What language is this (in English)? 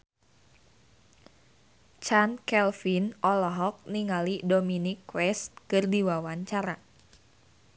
Sundanese